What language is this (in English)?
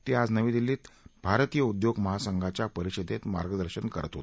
Marathi